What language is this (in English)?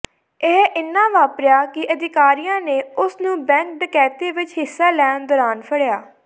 Punjabi